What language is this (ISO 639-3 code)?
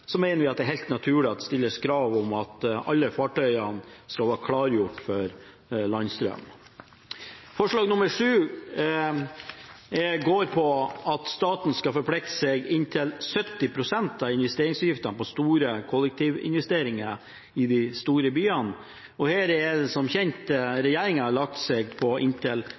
nob